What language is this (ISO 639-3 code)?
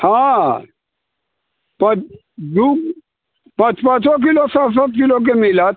mai